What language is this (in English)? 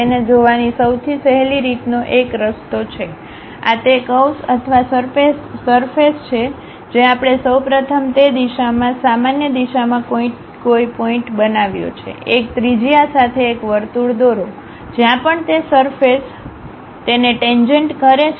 Gujarati